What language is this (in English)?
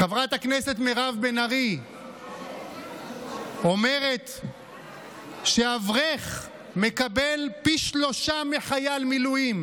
Hebrew